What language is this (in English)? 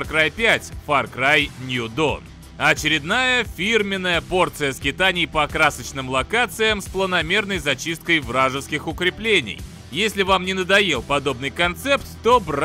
Russian